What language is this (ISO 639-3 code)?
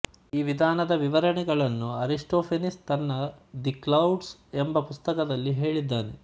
kan